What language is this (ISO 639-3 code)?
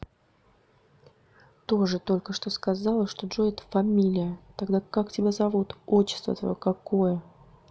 rus